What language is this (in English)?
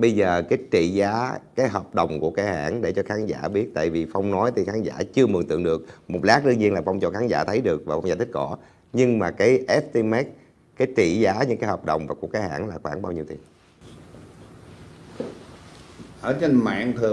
Vietnamese